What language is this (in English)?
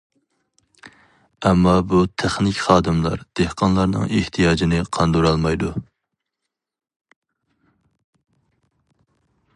Uyghur